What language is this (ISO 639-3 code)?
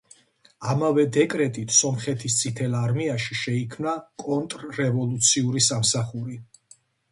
kat